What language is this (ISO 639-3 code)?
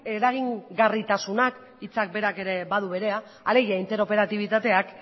eus